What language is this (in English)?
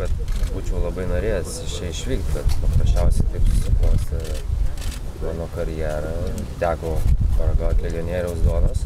Lithuanian